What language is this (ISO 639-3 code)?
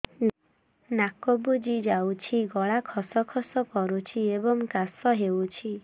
ori